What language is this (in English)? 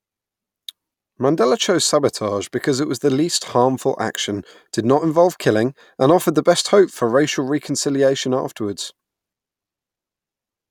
English